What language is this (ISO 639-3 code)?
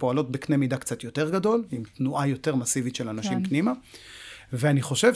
heb